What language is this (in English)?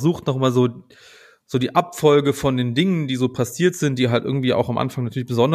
German